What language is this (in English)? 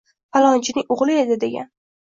Uzbek